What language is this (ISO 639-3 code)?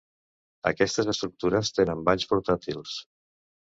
cat